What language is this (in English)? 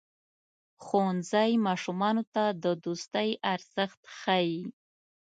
Pashto